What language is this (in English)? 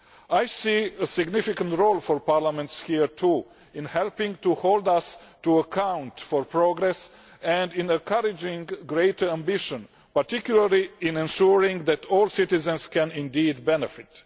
English